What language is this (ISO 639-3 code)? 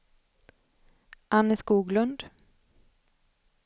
swe